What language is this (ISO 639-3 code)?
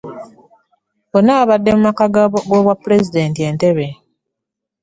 lug